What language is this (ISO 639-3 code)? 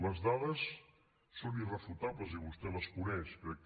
cat